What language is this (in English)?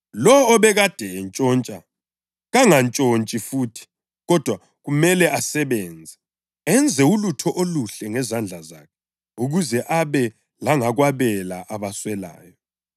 North Ndebele